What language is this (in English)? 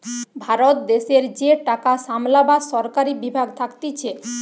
Bangla